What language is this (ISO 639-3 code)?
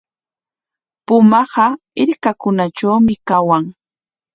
qwa